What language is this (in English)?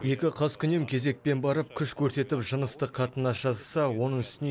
Kazakh